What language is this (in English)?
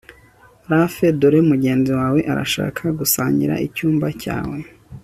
Kinyarwanda